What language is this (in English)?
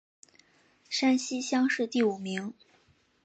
Chinese